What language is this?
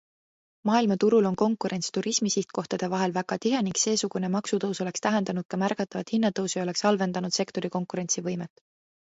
Estonian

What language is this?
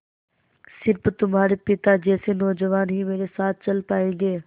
Hindi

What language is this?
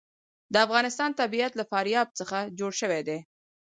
Pashto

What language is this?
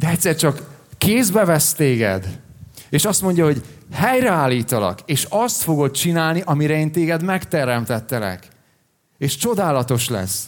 Hungarian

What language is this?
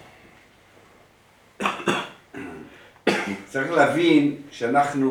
Hebrew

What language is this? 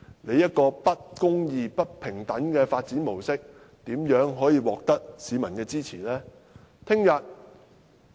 Cantonese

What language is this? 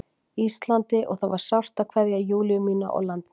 Icelandic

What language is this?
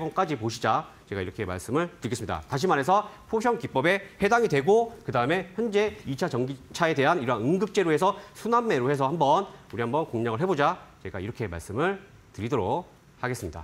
Korean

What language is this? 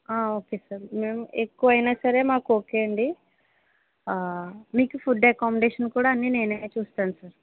Telugu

